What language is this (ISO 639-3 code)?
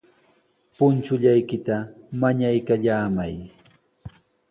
qws